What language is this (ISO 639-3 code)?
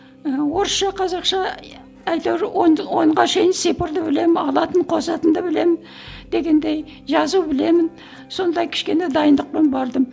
kaz